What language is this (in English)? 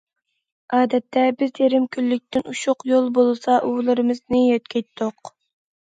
Uyghur